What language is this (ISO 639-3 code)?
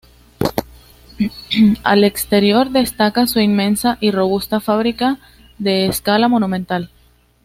spa